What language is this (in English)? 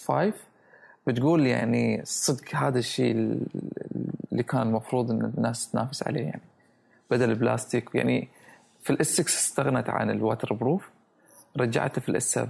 Arabic